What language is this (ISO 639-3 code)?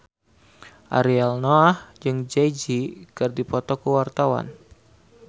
sun